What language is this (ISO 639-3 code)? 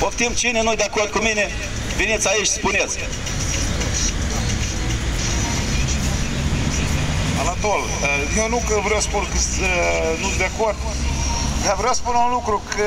ron